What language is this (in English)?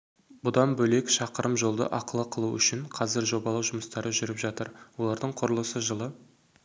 Kazakh